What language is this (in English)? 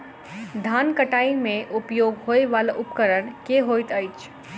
Maithili